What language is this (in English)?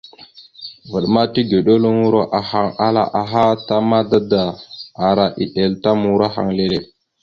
Mada (Cameroon)